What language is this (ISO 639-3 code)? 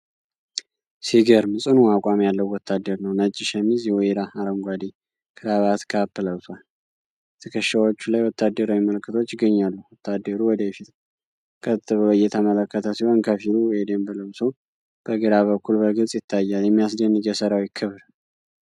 amh